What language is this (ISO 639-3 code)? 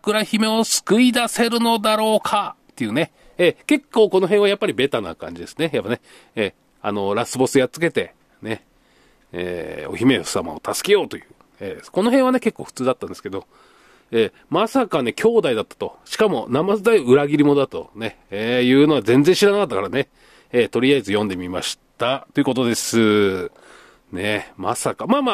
jpn